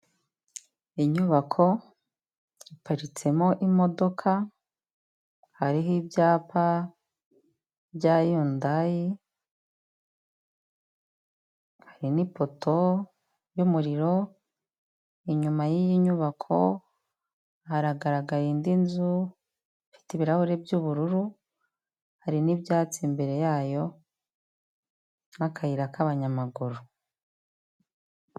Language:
Kinyarwanda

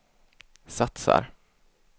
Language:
Swedish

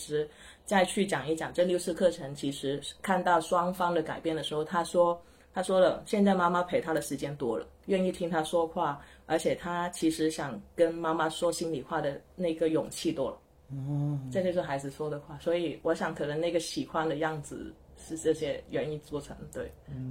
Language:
Chinese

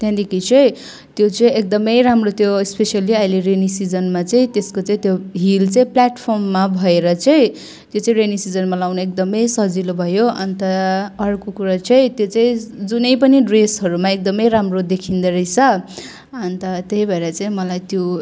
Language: Nepali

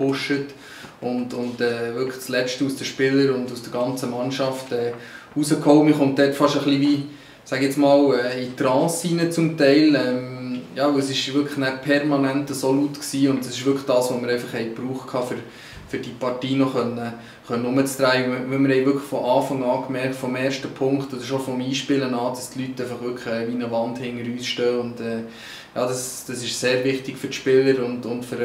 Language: German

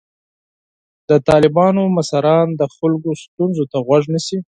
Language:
Pashto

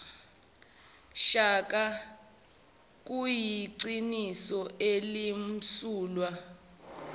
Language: Zulu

